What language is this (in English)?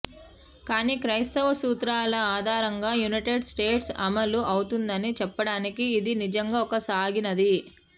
Telugu